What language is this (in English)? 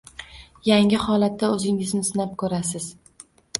Uzbek